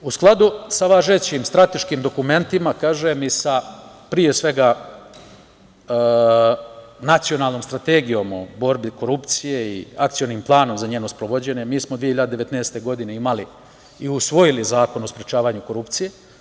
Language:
Serbian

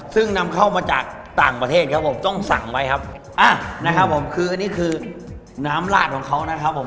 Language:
Thai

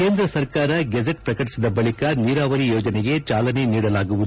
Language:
Kannada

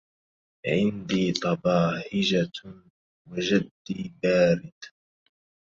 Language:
Arabic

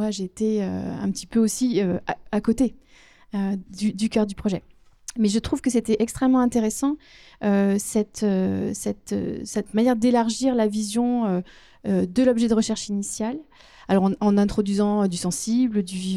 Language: French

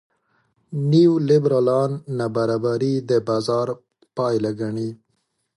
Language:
Pashto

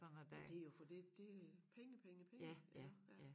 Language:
Danish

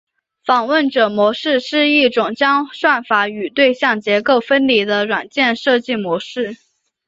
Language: Chinese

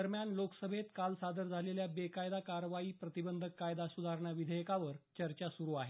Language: Marathi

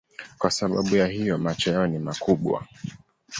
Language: Swahili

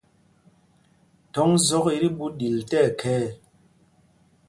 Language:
Mpumpong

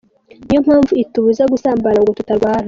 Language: Kinyarwanda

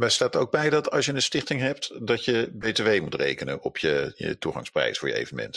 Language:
Dutch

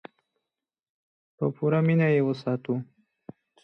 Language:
Pashto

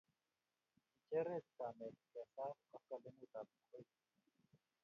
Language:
Kalenjin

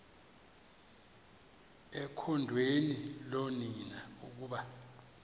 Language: Xhosa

